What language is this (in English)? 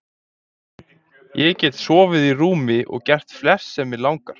Icelandic